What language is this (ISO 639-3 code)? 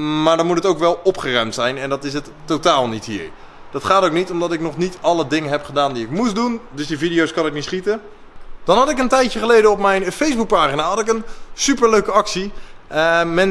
nld